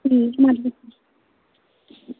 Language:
Santali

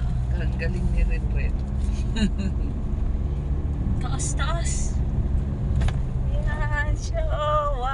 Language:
Filipino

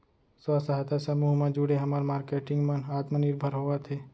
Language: Chhattisgarhi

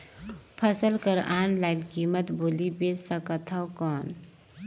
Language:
Chhattisgarhi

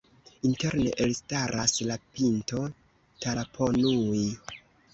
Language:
Esperanto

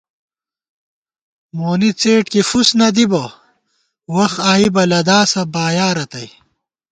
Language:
Gawar-Bati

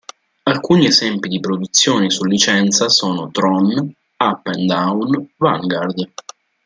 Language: Italian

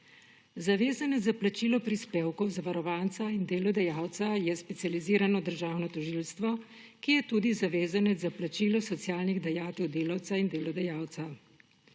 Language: Slovenian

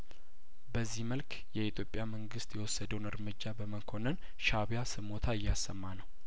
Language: Amharic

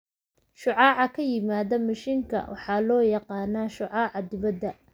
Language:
Somali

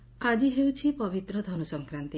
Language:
Odia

